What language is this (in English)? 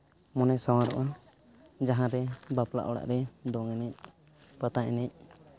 Santali